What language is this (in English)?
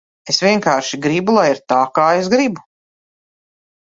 Latvian